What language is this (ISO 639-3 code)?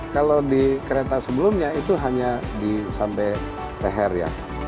ind